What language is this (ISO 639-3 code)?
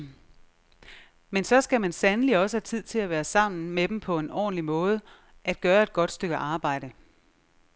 dan